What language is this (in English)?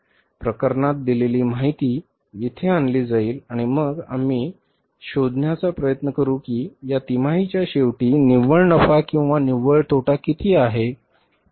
Marathi